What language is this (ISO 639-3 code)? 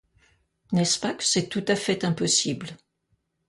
fra